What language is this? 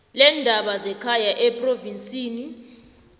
South Ndebele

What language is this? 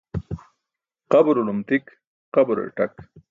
Burushaski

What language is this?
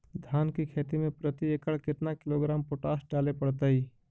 Magahi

